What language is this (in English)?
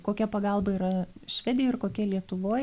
Lithuanian